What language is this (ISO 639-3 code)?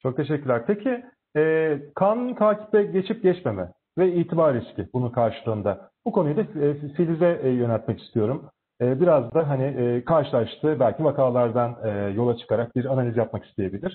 tur